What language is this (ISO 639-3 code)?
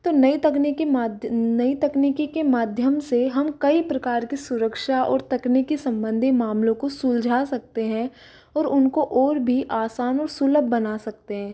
hin